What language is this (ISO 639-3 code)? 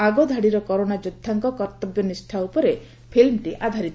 ori